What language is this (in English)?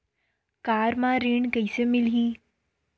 Chhattisgarhi